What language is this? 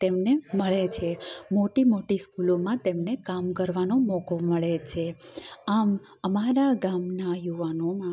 Gujarati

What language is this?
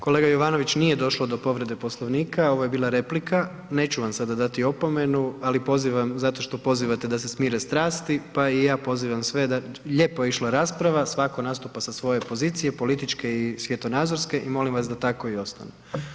Croatian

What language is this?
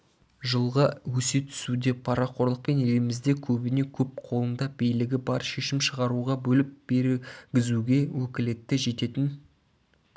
Kazakh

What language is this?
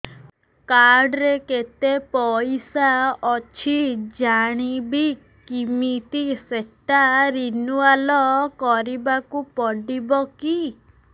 Odia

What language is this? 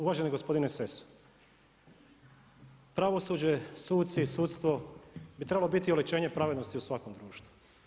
Croatian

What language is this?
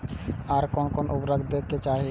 Maithili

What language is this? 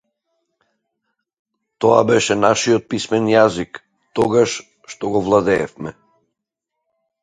Macedonian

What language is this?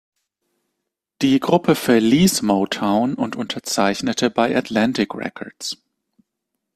German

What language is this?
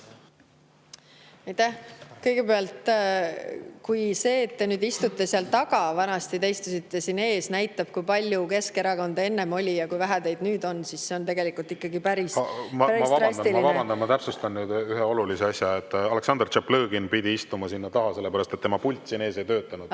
Estonian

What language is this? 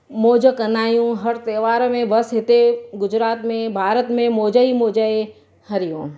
Sindhi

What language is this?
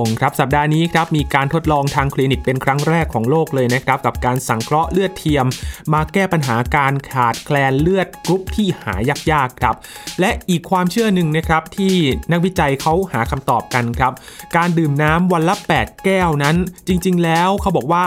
Thai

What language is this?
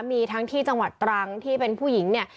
Thai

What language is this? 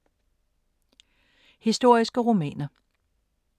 Danish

